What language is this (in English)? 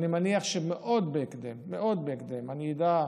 Hebrew